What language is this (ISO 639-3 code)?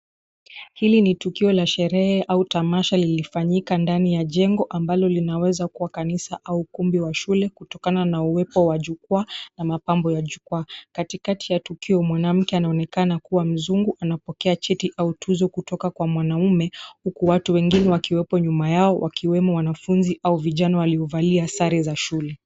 swa